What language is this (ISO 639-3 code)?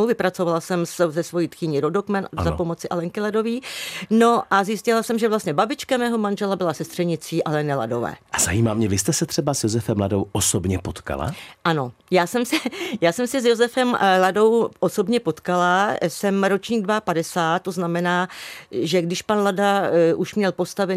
ces